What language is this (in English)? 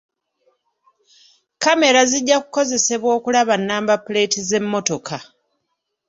Ganda